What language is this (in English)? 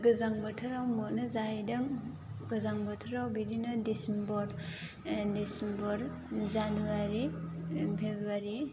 Bodo